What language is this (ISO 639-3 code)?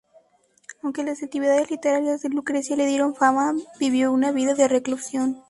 spa